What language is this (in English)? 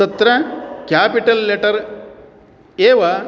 Sanskrit